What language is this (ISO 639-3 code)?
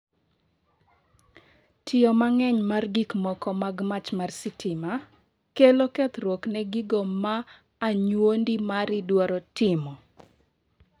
luo